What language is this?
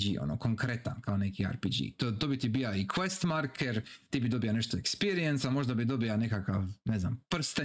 Croatian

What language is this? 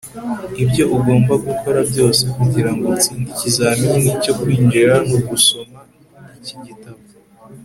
Kinyarwanda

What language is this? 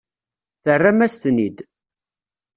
Kabyle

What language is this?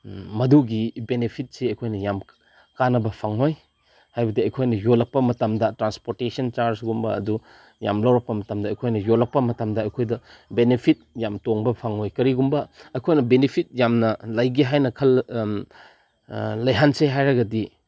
Manipuri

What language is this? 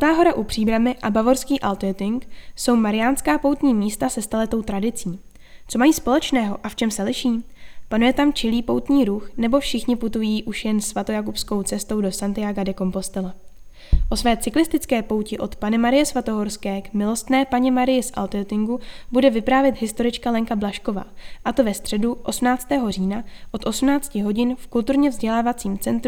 Czech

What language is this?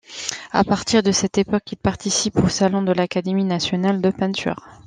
French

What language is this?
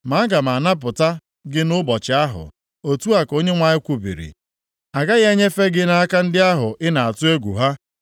Igbo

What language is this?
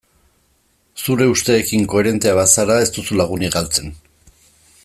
Basque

